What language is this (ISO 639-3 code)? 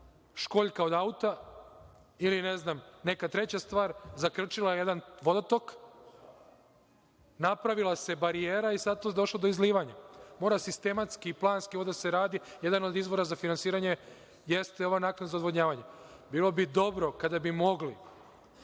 srp